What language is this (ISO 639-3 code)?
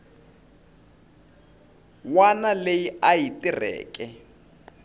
tso